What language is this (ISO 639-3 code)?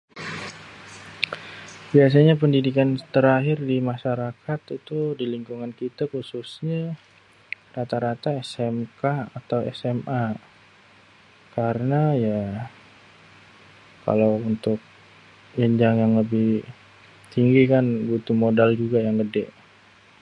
bew